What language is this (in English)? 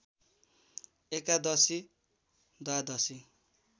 Nepali